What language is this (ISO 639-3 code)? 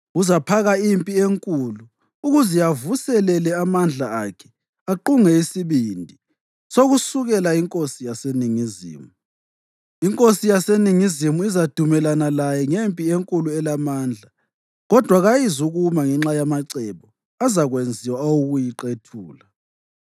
nde